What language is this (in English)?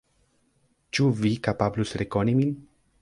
Esperanto